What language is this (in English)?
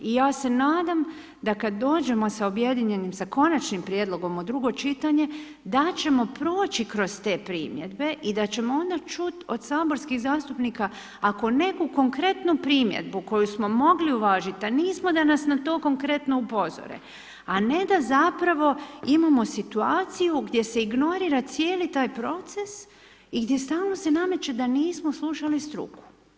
Croatian